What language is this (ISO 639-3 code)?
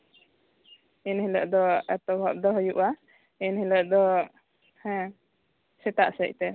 sat